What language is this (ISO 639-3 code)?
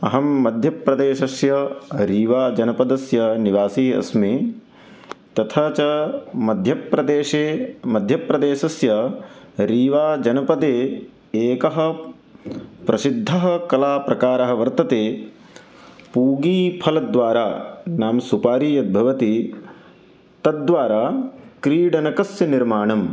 san